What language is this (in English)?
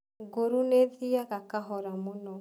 Kikuyu